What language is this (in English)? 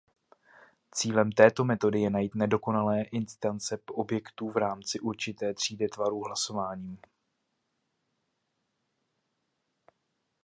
Czech